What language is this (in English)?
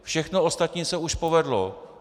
Czech